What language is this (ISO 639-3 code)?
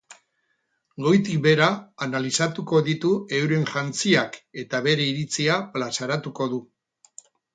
eus